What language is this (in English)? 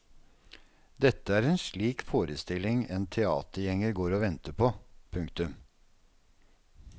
Norwegian